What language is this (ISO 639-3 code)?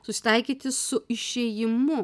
lit